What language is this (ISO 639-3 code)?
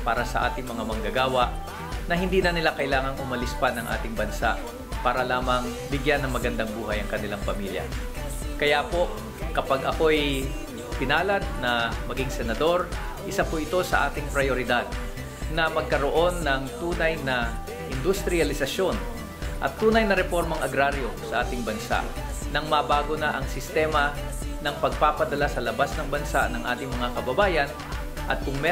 fil